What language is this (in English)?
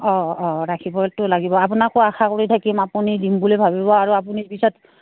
Assamese